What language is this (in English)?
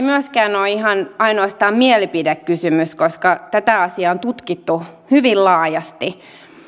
Finnish